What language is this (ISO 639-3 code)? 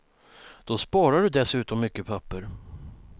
swe